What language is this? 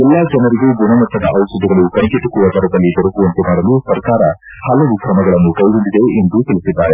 Kannada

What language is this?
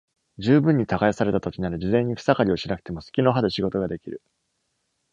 Japanese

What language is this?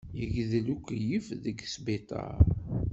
Kabyle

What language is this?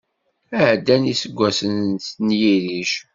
Kabyle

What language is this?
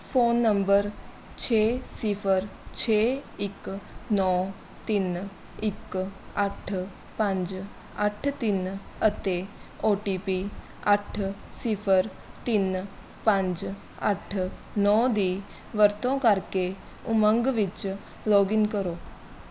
Punjabi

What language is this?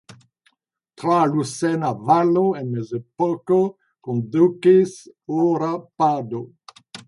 Esperanto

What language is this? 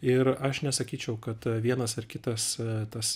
Lithuanian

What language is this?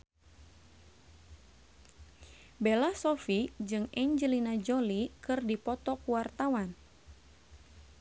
Sundanese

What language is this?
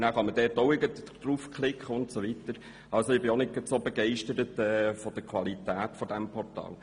Swiss German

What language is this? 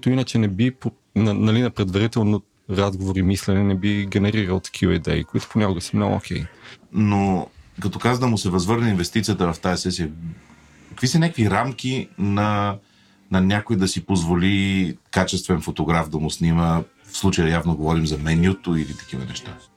Bulgarian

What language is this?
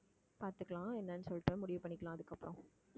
Tamil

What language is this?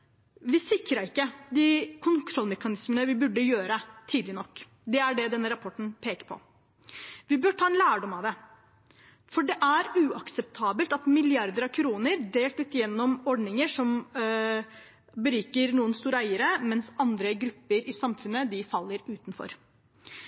Norwegian Bokmål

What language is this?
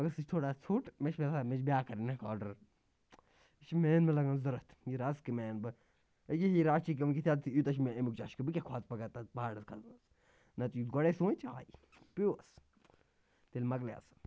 Kashmiri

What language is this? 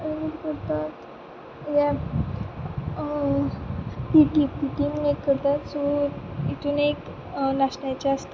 Konkani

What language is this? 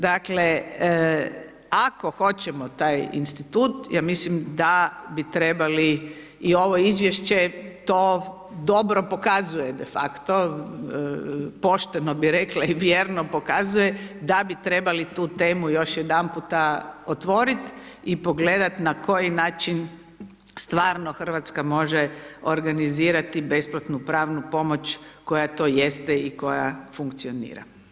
Croatian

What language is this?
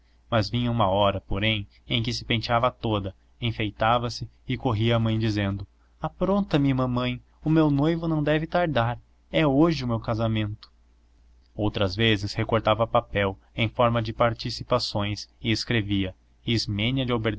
Portuguese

